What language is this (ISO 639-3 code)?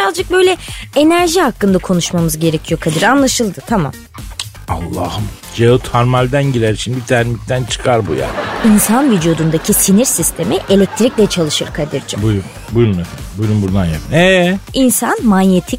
tur